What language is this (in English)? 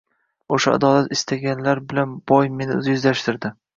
Uzbek